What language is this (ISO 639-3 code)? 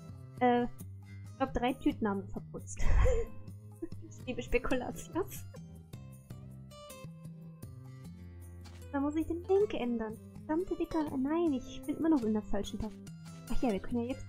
deu